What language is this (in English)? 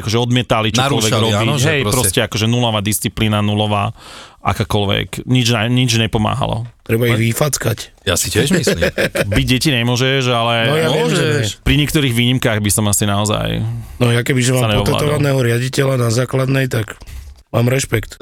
Slovak